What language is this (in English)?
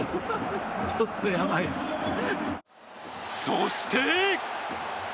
Japanese